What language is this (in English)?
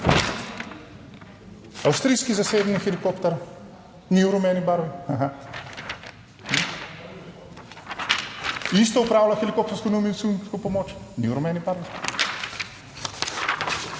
Slovenian